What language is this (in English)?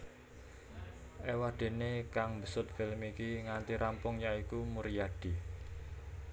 Javanese